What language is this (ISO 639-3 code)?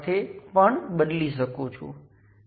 guj